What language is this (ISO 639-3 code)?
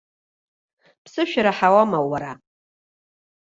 abk